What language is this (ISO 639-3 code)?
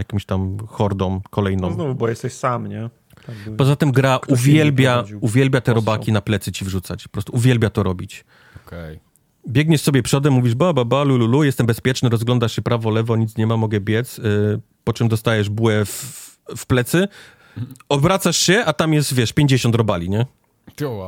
pol